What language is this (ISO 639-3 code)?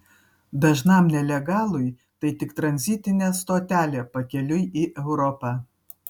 lit